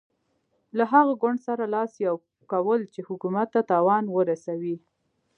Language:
Pashto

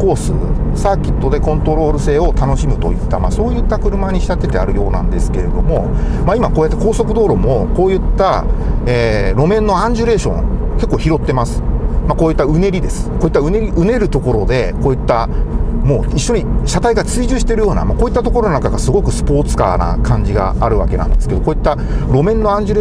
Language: Japanese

